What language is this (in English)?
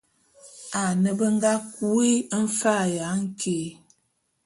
Bulu